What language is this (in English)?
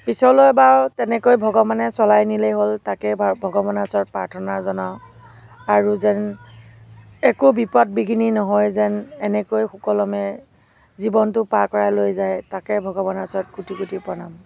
Assamese